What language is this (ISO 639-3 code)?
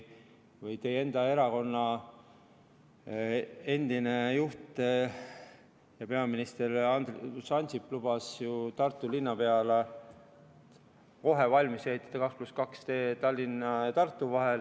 est